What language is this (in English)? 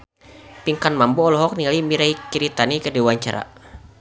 Sundanese